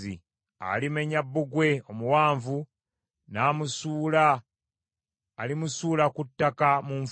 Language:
Ganda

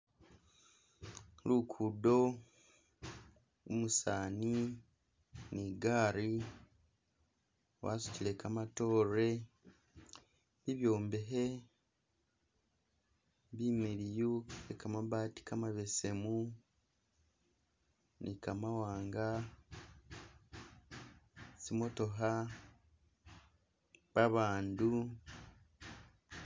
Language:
Masaaba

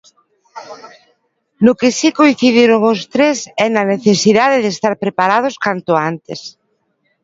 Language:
Galician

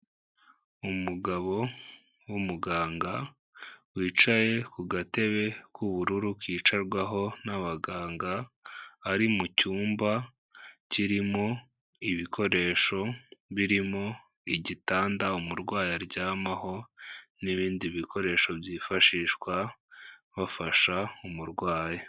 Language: Kinyarwanda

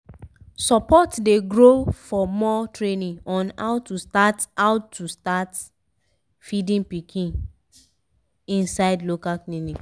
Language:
Nigerian Pidgin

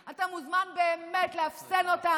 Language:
Hebrew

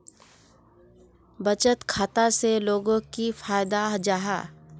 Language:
Magahi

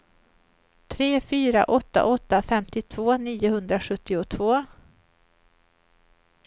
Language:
Swedish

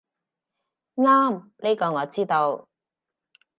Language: Cantonese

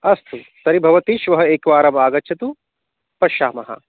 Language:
Sanskrit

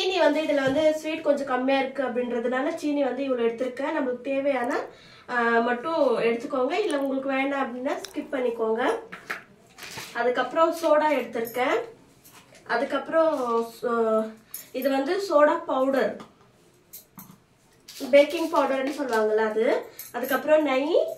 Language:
Arabic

